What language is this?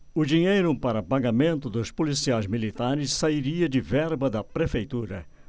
Portuguese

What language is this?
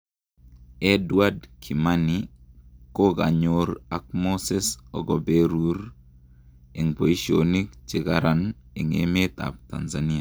Kalenjin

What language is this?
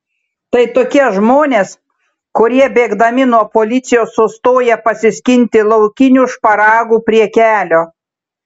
Lithuanian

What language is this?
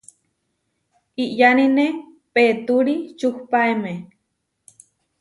Huarijio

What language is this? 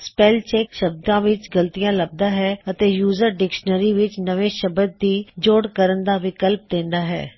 Punjabi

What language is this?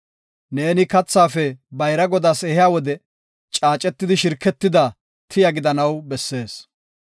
Gofa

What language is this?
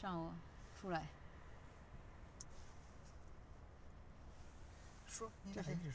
Chinese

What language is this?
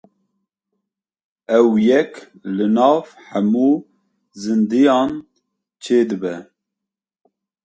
Kurdish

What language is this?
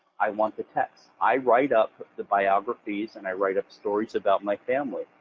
English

